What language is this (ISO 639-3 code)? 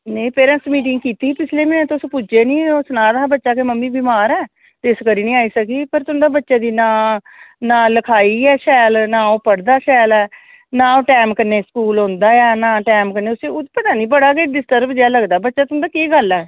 doi